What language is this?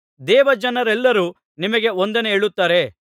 Kannada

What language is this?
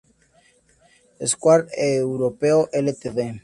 Spanish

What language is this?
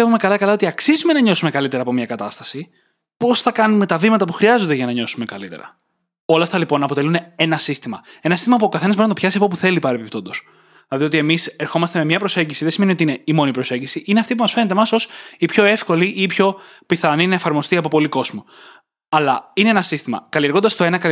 Greek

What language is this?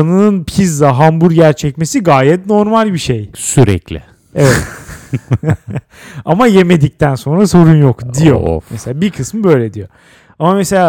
Turkish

